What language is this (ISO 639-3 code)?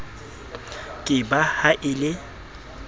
sot